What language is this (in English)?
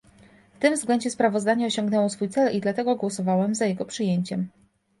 Polish